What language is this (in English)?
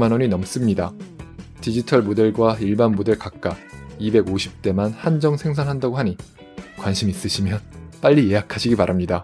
Korean